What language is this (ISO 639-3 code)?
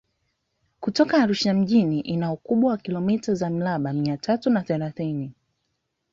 swa